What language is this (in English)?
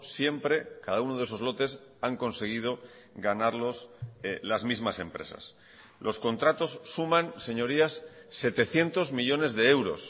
Spanish